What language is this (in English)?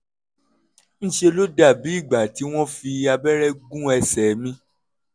Yoruba